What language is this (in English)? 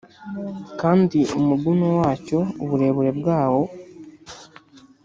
Kinyarwanda